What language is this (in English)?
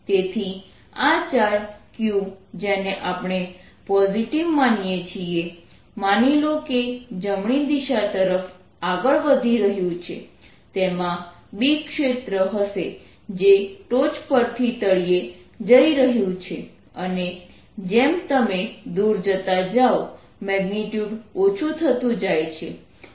Gujarati